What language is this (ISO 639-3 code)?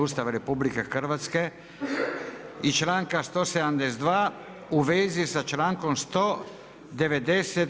hrv